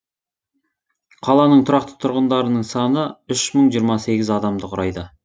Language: Kazakh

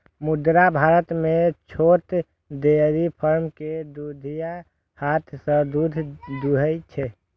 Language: Maithili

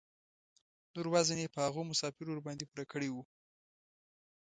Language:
Pashto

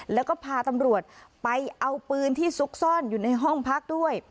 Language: Thai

